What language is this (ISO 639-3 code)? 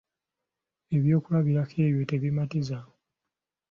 lug